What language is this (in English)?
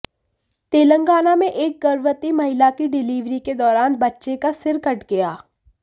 Hindi